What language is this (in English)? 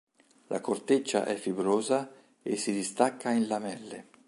Italian